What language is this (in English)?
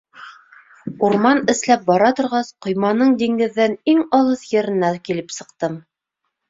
Bashkir